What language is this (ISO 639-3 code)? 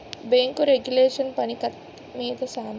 tel